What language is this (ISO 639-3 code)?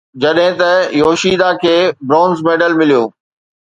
snd